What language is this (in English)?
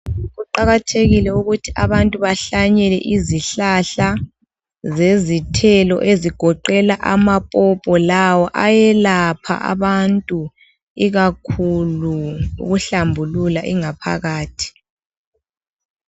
North Ndebele